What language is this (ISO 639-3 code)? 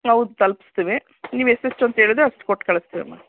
kan